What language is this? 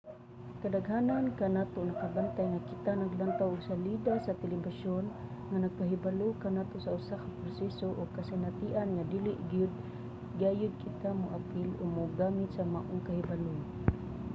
Cebuano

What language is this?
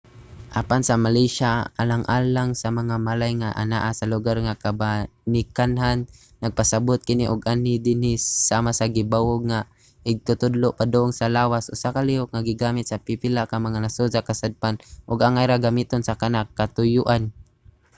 Cebuano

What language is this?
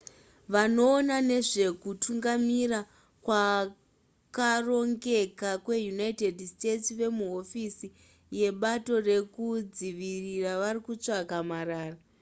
Shona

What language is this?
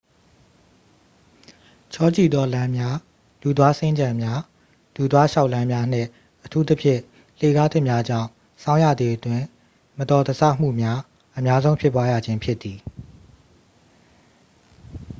Burmese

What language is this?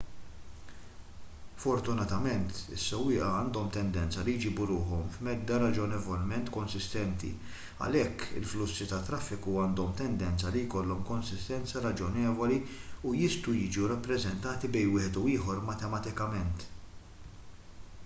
Maltese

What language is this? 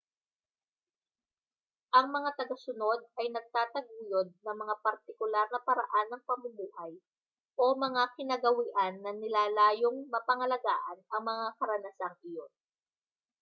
Filipino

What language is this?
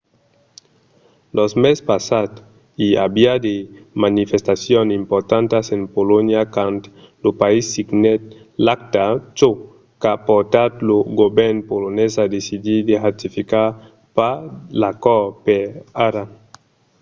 Occitan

